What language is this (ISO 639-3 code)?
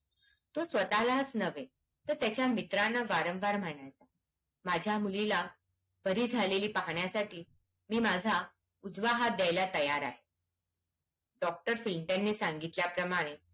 mar